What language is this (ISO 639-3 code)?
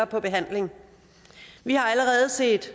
dan